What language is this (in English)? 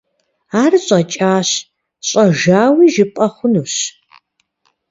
Kabardian